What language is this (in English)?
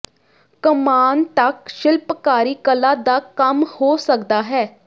Punjabi